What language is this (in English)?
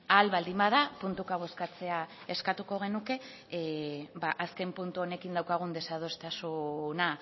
Basque